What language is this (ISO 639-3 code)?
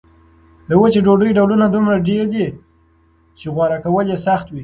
pus